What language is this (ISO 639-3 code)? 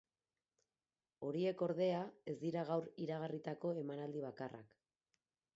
eus